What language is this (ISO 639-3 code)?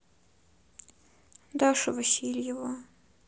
rus